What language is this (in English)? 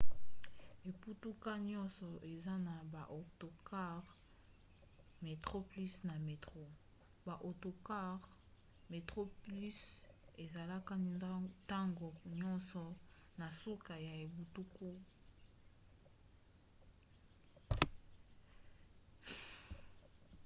Lingala